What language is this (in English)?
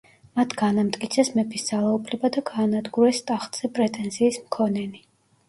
Georgian